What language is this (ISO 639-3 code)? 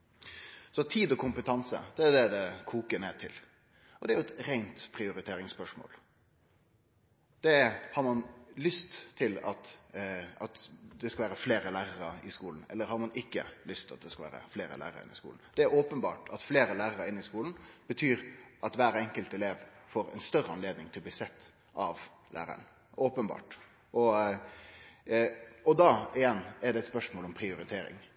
nno